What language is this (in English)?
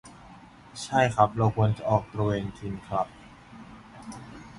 Thai